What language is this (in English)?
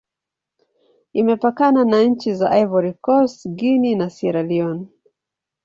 Swahili